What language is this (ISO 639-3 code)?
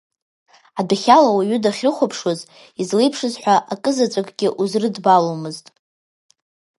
abk